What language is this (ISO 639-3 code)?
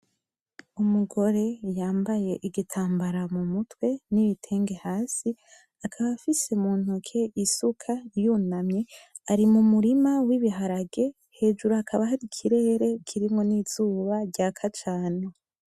run